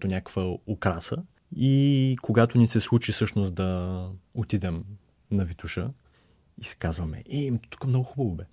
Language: Bulgarian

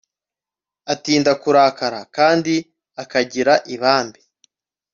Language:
Kinyarwanda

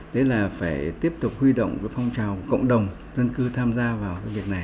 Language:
Vietnamese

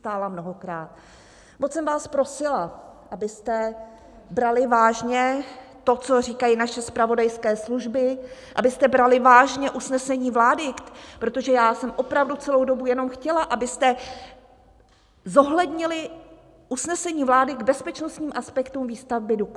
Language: Czech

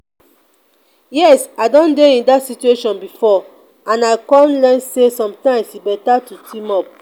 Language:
Nigerian Pidgin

